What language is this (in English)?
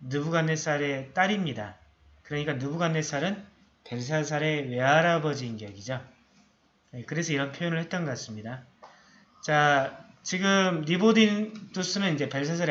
Korean